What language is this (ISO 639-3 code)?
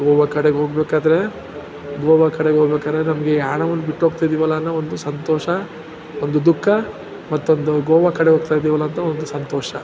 kan